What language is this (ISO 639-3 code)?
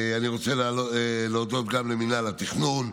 heb